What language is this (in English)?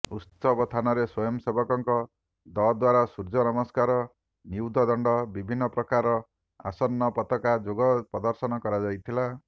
Odia